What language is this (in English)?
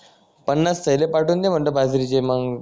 Marathi